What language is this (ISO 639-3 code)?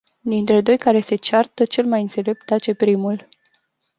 ron